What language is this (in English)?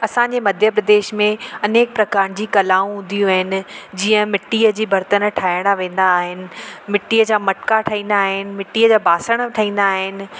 Sindhi